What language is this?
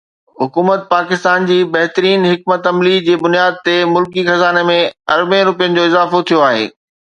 Sindhi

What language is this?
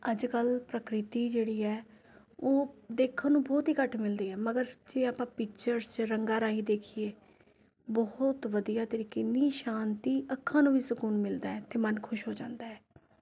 Punjabi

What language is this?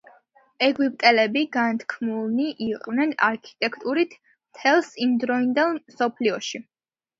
Georgian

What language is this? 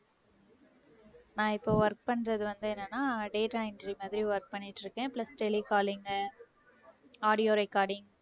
Tamil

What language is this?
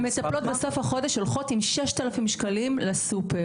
Hebrew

